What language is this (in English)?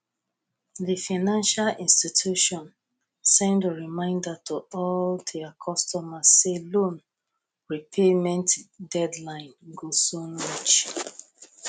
Nigerian Pidgin